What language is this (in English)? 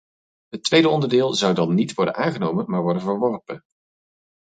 Dutch